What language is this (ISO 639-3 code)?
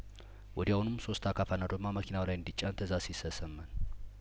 amh